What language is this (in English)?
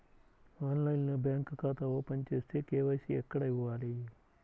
Telugu